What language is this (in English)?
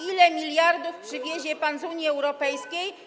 Polish